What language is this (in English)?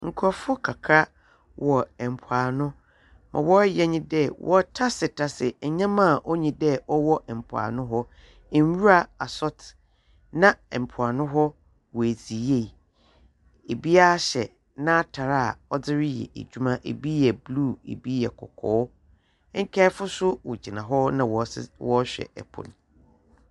Akan